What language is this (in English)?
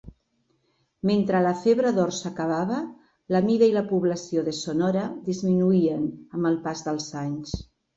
Catalan